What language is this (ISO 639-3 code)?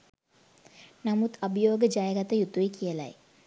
sin